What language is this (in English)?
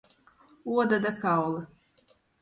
Latgalian